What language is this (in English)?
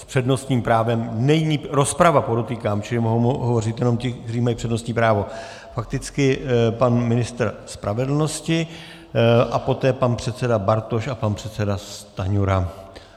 Czech